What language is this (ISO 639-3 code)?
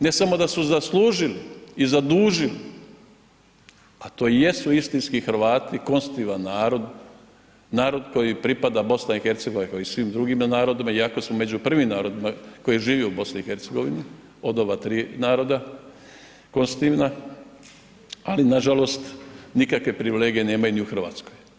hrv